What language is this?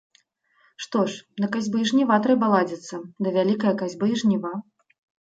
Belarusian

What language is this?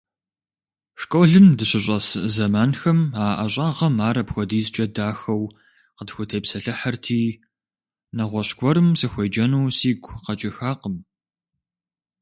Kabardian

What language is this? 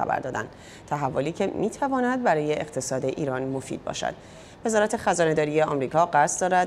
Persian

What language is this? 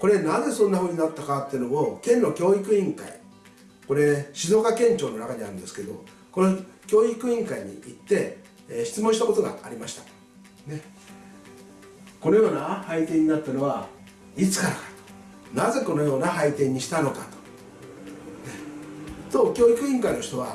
Japanese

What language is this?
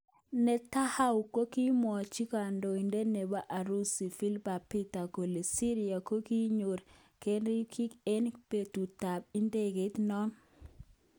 Kalenjin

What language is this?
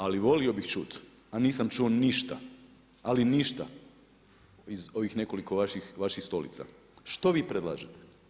Croatian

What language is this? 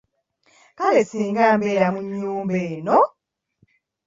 Ganda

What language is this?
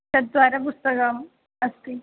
Sanskrit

